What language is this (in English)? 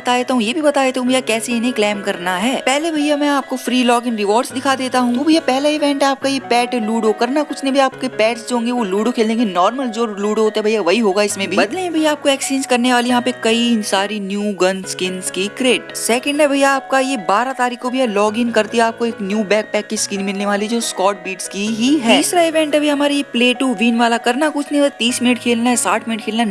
Hindi